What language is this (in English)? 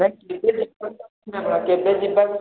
Odia